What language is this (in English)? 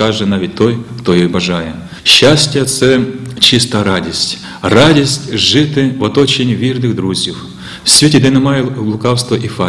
Ukrainian